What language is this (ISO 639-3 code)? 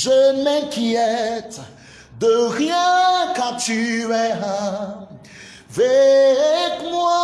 fra